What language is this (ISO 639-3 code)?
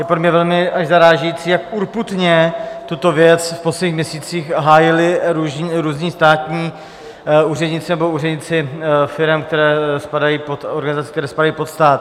ces